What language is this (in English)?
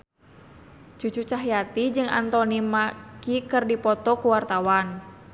Sundanese